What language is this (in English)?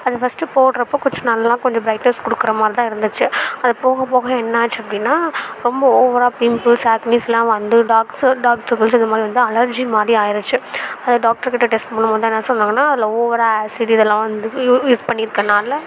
Tamil